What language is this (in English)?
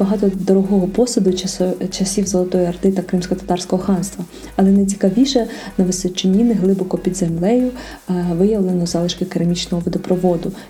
Ukrainian